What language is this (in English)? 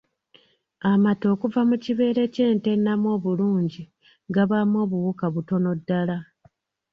Ganda